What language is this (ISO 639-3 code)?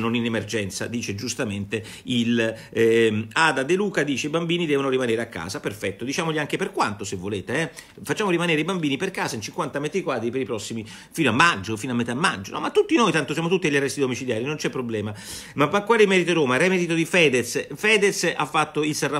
ita